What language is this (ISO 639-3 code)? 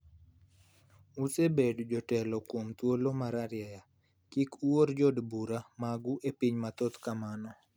luo